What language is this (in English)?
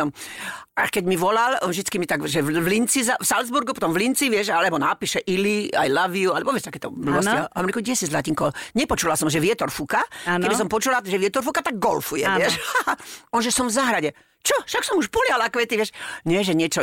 Slovak